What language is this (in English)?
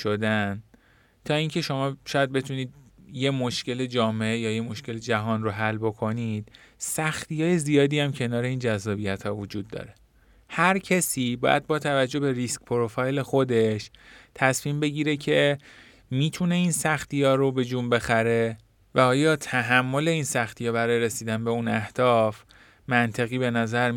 Persian